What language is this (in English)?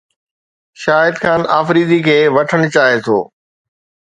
Sindhi